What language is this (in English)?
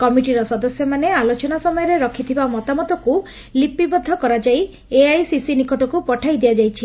Odia